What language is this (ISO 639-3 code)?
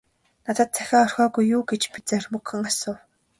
mon